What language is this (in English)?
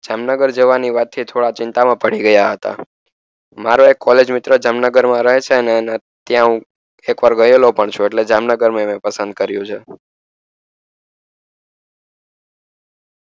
Gujarati